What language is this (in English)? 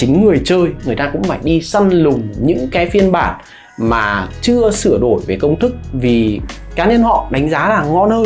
Vietnamese